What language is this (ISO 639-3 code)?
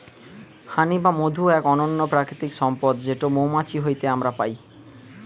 ben